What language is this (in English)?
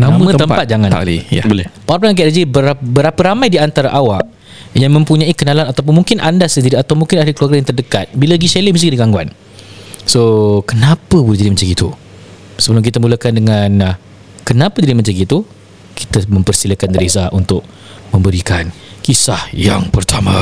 Malay